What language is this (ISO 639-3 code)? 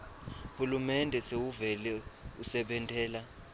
ssw